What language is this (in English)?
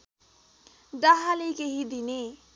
Nepali